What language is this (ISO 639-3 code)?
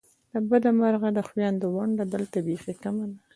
pus